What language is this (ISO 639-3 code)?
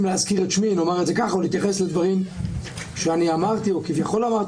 heb